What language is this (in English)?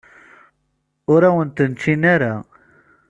Kabyle